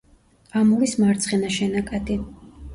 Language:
Georgian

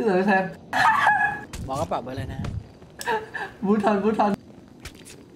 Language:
Thai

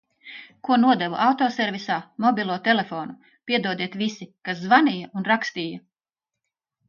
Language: Latvian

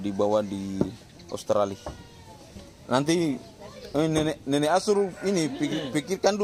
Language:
Indonesian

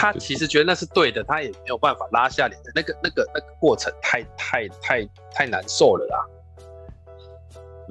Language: Chinese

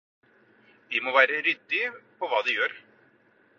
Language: Norwegian Bokmål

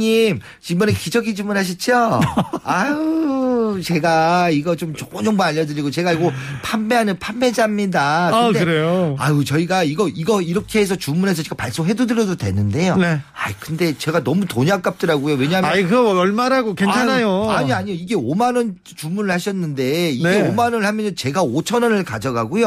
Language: Korean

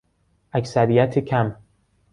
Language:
Persian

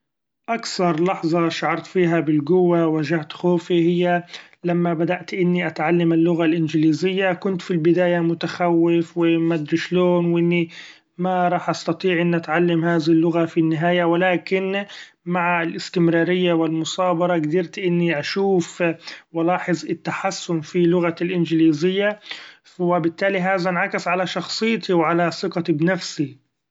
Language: Gulf Arabic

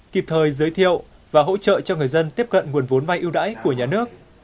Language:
Vietnamese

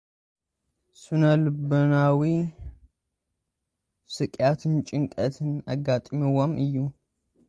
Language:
Tigrinya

